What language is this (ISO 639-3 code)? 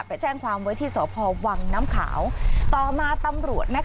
tha